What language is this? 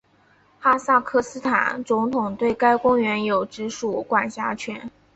Chinese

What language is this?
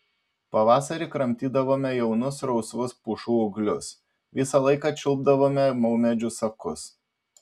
Lithuanian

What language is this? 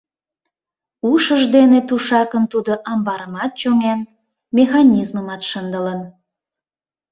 Mari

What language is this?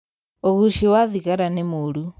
Kikuyu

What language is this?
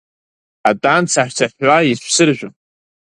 Abkhazian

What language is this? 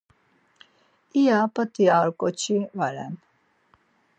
Laz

